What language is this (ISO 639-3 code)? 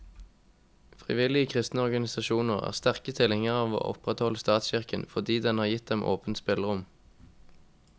nor